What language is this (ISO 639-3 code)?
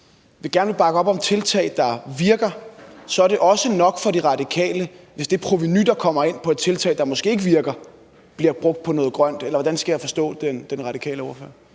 dan